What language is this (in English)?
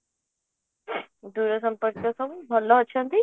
Odia